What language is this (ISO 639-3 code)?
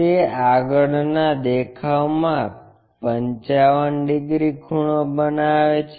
guj